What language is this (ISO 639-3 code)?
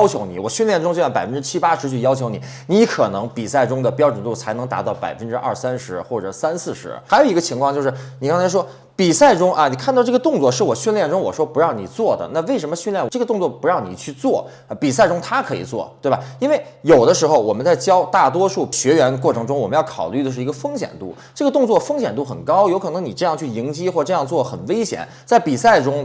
zho